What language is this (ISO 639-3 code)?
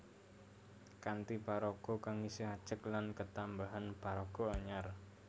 jav